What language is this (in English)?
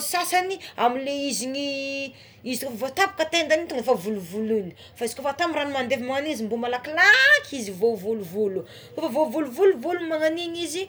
Tsimihety Malagasy